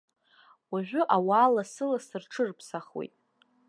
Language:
Abkhazian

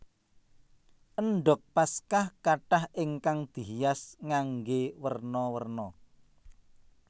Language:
Javanese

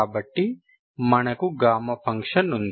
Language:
Telugu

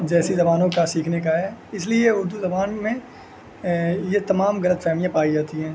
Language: Urdu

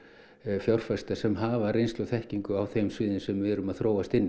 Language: Icelandic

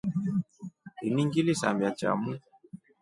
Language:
Rombo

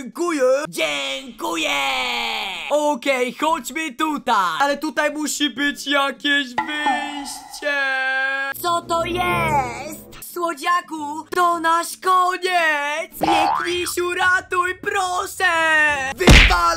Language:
Polish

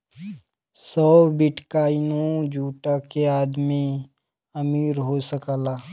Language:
Bhojpuri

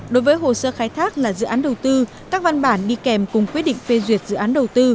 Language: Vietnamese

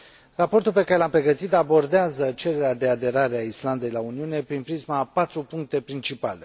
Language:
Romanian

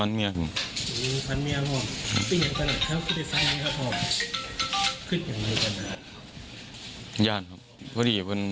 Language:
Thai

